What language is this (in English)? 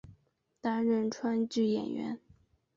Chinese